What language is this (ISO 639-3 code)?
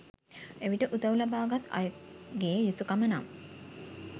sin